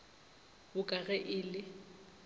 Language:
Northern Sotho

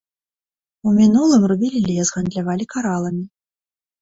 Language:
Belarusian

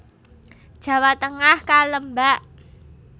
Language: Javanese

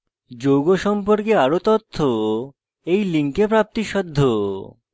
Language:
Bangla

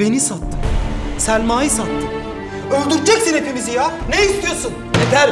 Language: Turkish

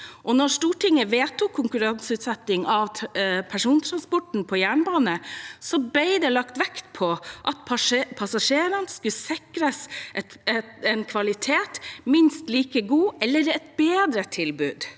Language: Norwegian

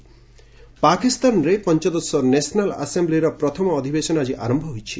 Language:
Odia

